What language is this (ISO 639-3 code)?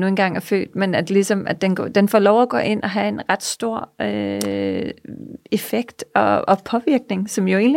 dan